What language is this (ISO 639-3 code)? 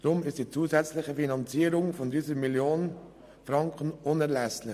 gsw